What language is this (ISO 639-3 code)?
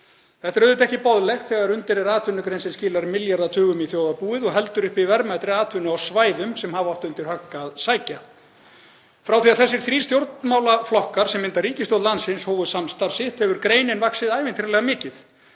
isl